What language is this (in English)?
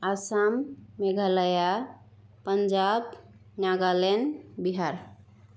Bodo